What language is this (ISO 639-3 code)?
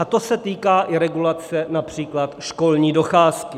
ces